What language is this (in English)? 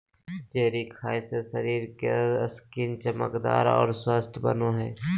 Magahi